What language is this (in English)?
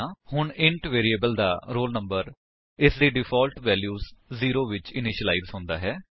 Punjabi